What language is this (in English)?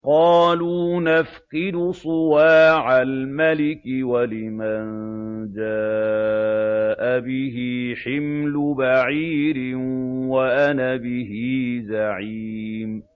Arabic